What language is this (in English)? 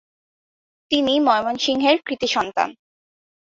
Bangla